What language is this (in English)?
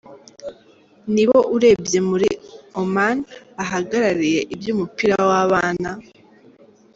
Kinyarwanda